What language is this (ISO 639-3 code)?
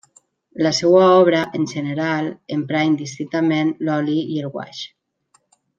cat